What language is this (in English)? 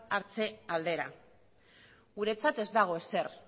Basque